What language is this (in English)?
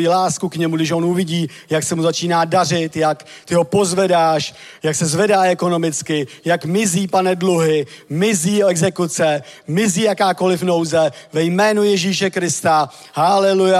Czech